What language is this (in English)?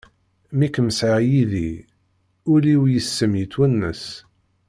Kabyle